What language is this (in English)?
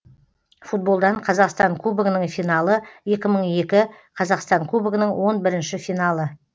Kazakh